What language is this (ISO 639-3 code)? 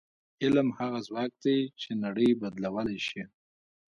pus